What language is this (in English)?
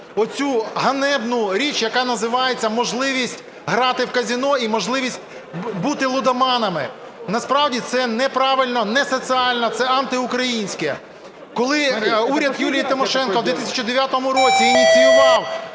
Ukrainian